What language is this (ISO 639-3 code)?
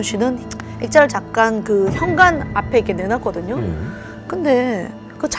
kor